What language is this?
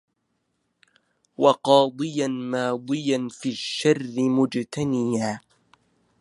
Arabic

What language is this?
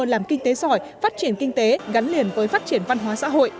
Vietnamese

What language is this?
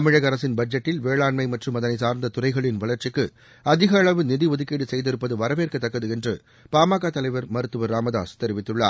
Tamil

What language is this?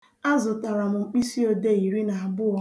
Igbo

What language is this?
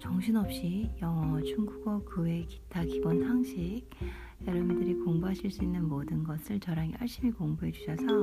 Korean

